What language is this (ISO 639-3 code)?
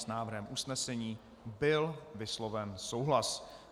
ces